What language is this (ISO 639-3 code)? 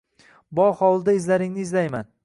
uzb